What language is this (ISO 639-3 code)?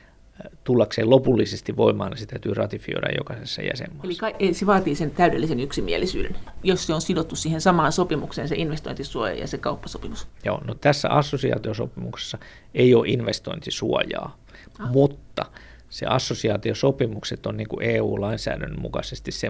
fin